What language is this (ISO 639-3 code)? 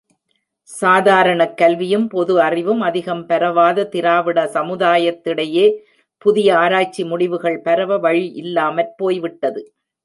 tam